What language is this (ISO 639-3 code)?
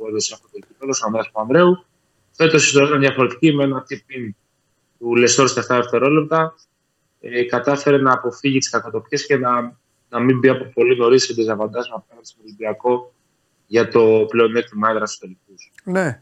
ell